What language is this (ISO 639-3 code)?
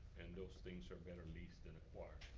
eng